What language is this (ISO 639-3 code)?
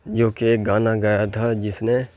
urd